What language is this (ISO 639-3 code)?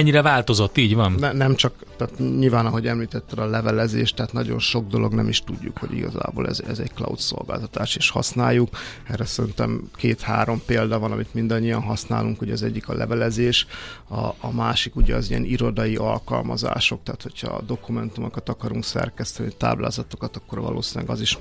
hun